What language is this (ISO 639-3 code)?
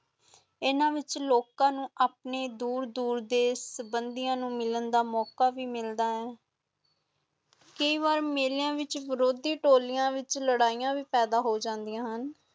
pan